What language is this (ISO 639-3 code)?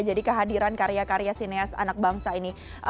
ind